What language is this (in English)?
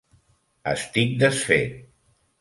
Catalan